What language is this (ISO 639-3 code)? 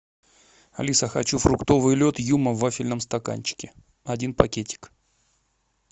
rus